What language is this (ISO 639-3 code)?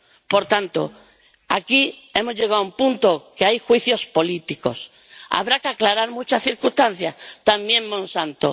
spa